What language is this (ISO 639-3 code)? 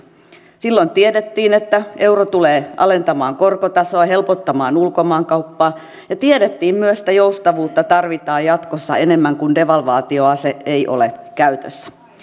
fin